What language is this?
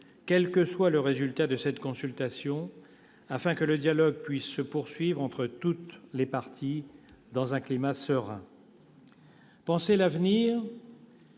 French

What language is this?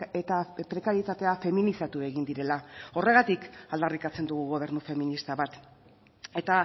Basque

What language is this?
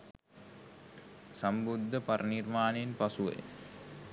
Sinhala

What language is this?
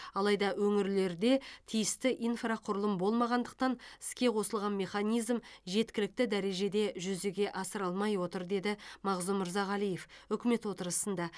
Kazakh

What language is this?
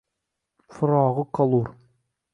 Uzbek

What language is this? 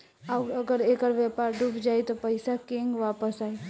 Bhojpuri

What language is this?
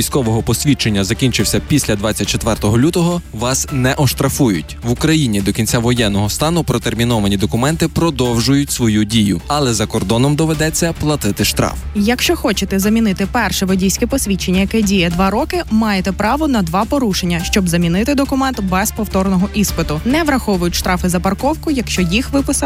Ukrainian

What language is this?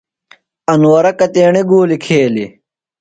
Phalura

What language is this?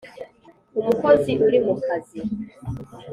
Kinyarwanda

